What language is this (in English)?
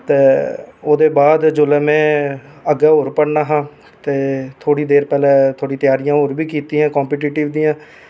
Dogri